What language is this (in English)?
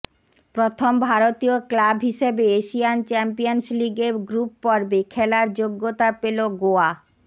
Bangla